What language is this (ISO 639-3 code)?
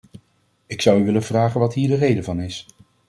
nld